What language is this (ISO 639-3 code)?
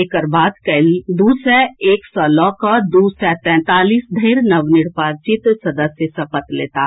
mai